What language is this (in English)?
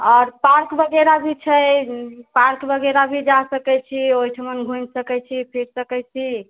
Maithili